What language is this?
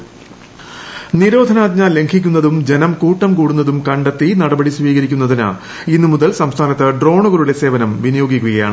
Malayalam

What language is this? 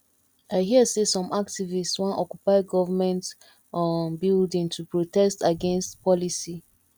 Nigerian Pidgin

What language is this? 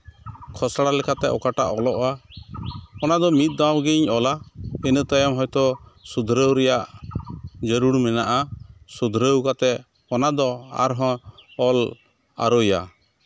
Santali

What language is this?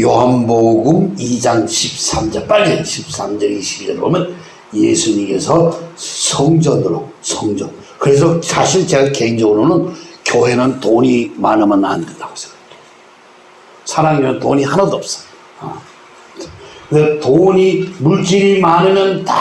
Korean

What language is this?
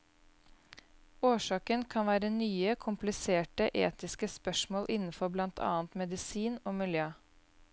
Norwegian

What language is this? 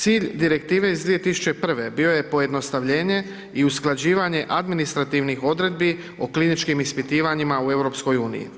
Croatian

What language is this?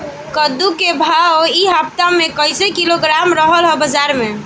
Bhojpuri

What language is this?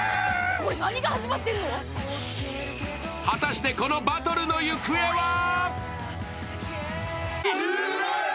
Japanese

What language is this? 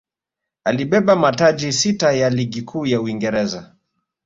Swahili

